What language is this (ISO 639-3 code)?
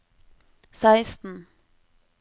nor